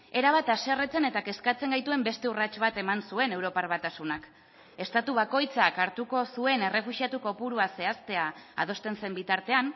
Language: Basque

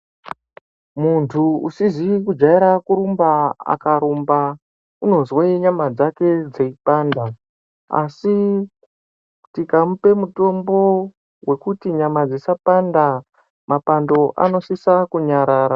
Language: Ndau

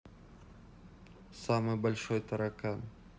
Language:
Russian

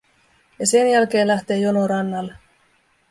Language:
Finnish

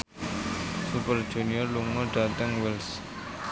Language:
Javanese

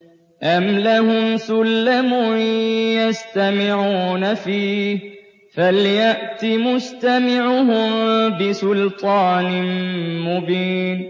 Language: Arabic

